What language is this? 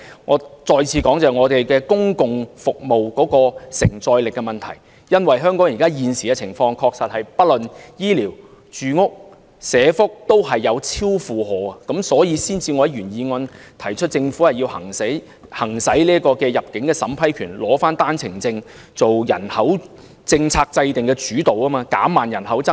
Cantonese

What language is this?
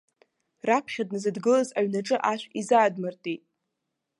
Abkhazian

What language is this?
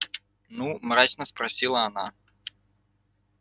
Russian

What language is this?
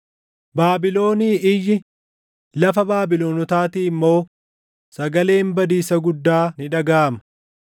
Oromo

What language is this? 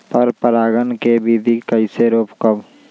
Magahi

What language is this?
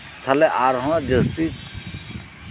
Santali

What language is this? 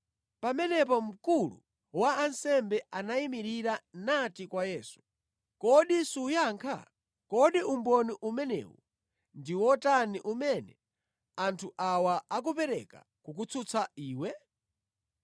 Nyanja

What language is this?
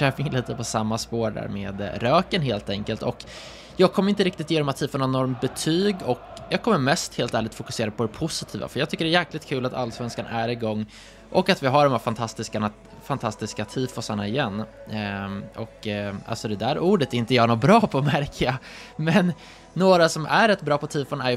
Swedish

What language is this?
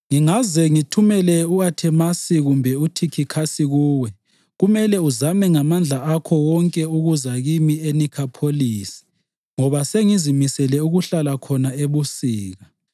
North Ndebele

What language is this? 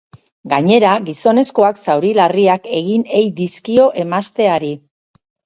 Basque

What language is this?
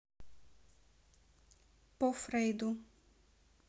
Russian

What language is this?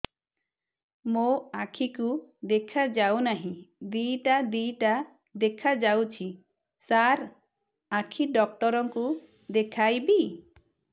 Odia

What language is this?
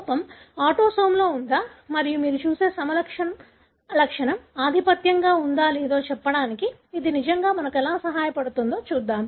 Telugu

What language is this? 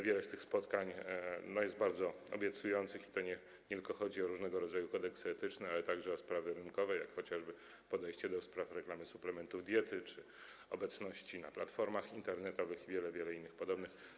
Polish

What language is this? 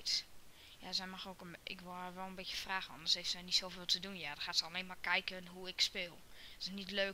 Dutch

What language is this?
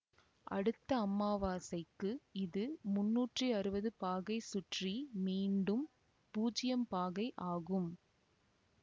Tamil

